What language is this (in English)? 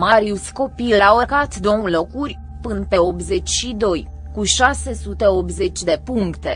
Romanian